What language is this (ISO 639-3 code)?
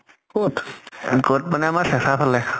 asm